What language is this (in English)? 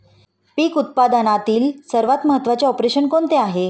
Marathi